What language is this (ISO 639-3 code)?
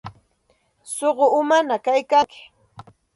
qxt